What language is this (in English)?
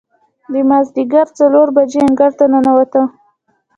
Pashto